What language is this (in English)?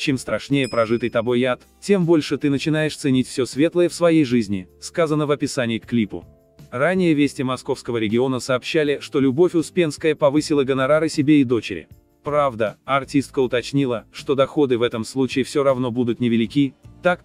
Russian